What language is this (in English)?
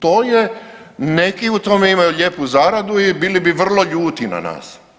Croatian